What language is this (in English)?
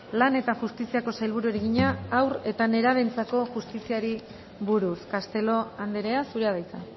Basque